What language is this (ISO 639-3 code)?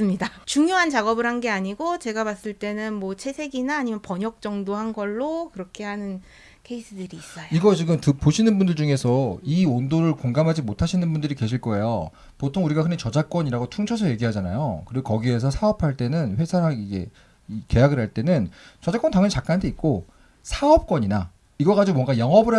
kor